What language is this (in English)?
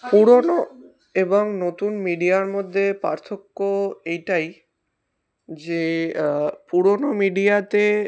Bangla